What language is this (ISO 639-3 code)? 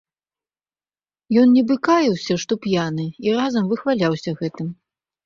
bel